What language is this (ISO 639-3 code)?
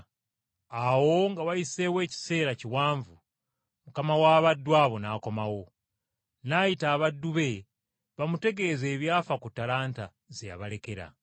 lug